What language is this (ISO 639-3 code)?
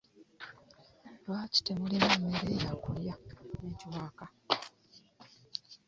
lug